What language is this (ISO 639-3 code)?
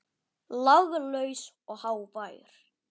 isl